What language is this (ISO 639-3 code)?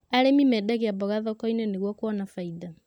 kik